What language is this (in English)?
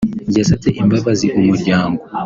Kinyarwanda